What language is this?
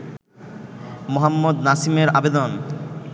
Bangla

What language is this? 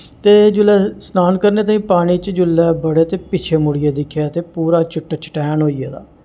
Dogri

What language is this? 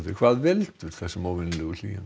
Icelandic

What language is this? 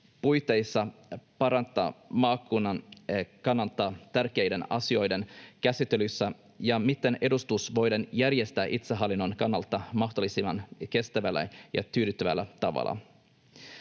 Finnish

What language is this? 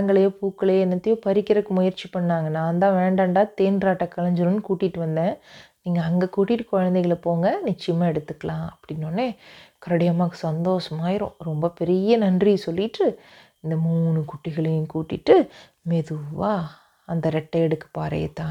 Tamil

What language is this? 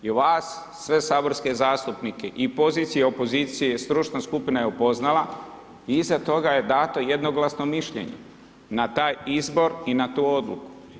Croatian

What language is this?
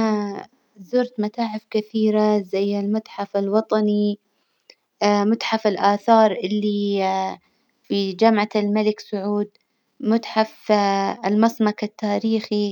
Hijazi Arabic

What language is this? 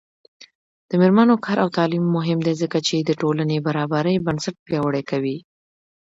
Pashto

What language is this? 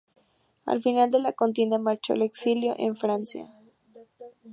Spanish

